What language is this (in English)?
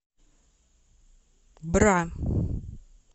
Russian